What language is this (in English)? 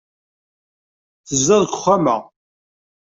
Kabyle